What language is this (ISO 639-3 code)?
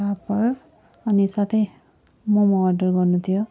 nep